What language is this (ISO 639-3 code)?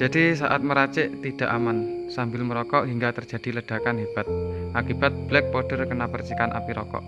ind